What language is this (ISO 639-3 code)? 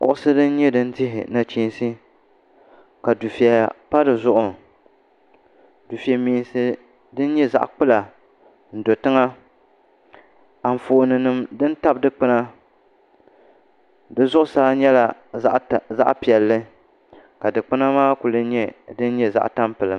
dag